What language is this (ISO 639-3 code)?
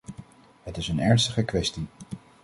nld